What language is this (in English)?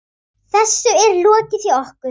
Icelandic